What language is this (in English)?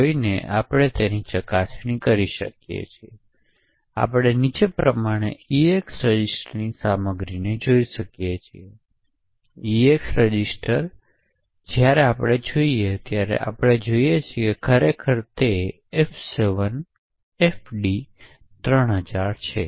Gujarati